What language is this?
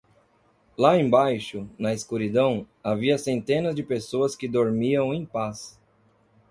Portuguese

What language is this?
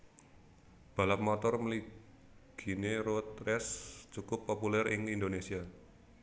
Javanese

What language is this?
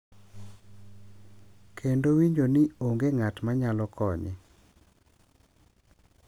Luo (Kenya and Tanzania)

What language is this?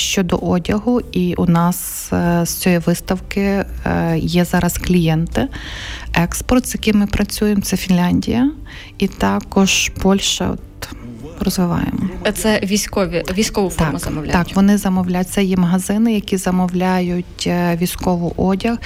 Ukrainian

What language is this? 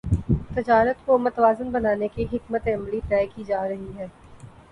Urdu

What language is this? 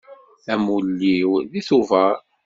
Kabyle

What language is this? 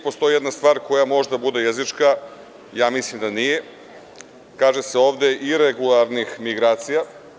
Serbian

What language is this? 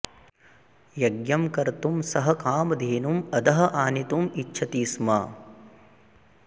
Sanskrit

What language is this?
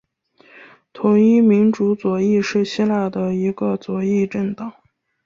Chinese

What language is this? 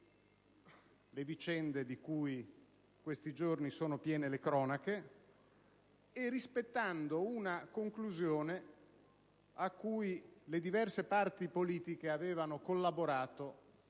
Italian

